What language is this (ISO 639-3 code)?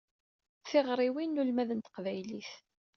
kab